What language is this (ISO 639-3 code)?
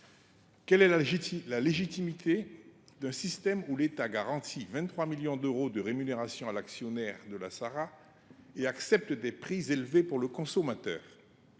fra